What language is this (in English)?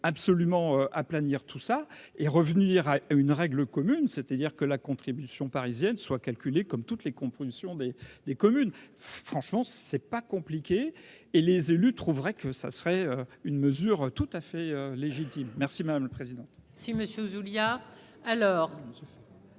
French